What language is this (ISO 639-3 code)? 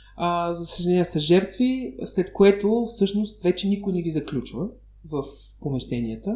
bul